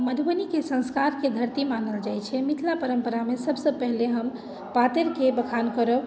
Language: Maithili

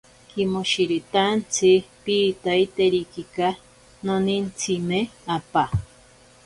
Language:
Ashéninka Perené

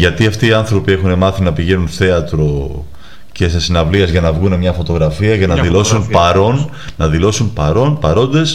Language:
Greek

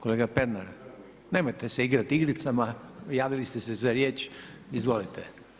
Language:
Croatian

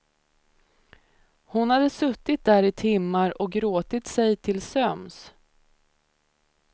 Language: Swedish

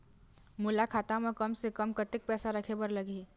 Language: Chhattisgarhi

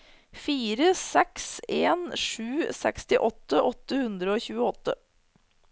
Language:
Norwegian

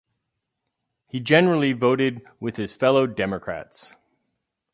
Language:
English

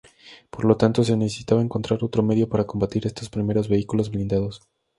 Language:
Spanish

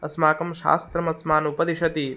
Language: Sanskrit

